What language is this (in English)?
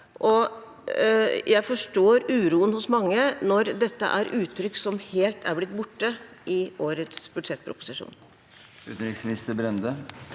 Norwegian